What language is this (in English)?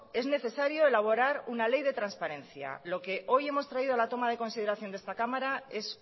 Spanish